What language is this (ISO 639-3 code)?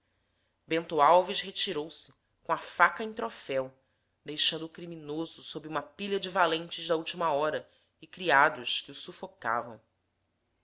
por